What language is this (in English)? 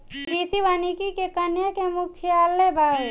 Bhojpuri